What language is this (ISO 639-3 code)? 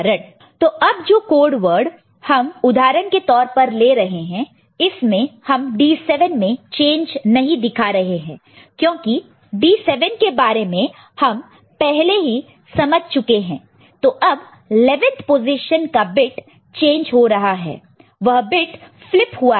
hin